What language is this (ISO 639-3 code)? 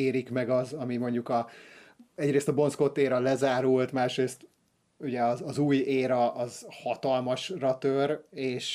hun